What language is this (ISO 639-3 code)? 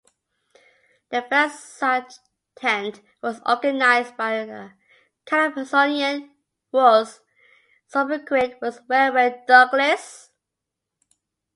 eng